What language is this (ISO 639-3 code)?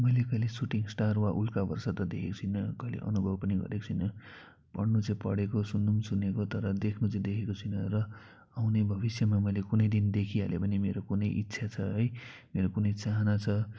nep